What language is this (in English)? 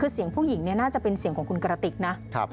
Thai